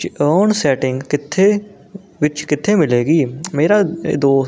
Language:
Punjabi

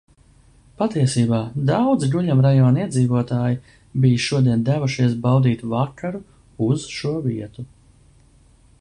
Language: Latvian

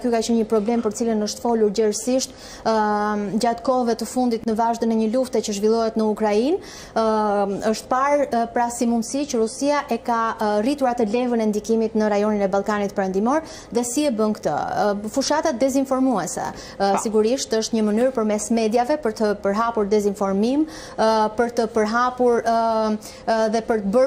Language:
Romanian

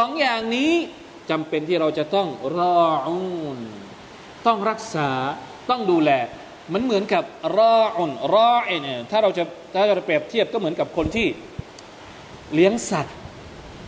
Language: Thai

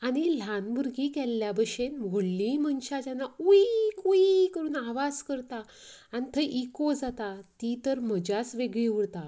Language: Konkani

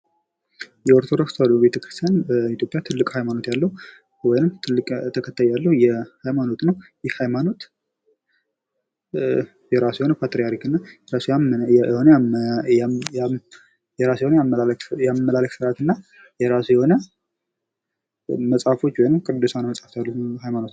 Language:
Amharic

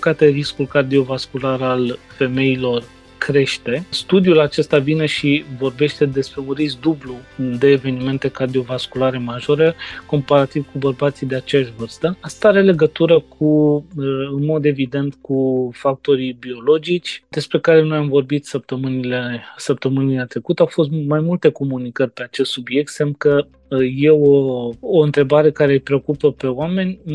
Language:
Romanian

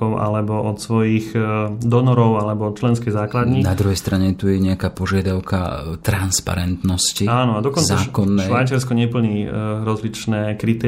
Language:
Slovak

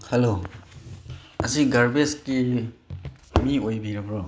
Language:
Manipuri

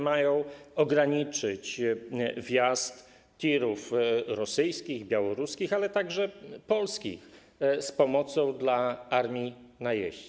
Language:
Polish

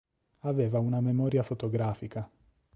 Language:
Italian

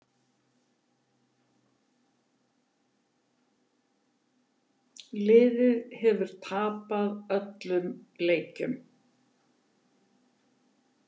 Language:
Icelandic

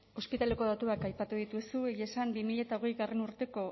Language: Basque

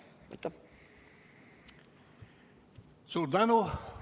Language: Estonian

